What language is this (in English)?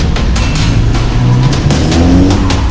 Indonesian